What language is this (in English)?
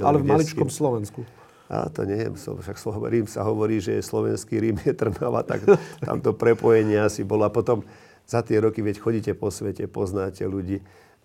Slovak